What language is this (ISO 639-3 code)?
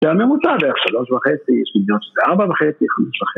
heb